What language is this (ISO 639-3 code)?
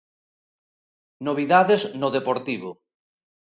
glg